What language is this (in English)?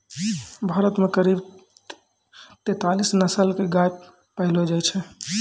Maithili